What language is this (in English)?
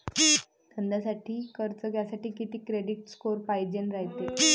Marathi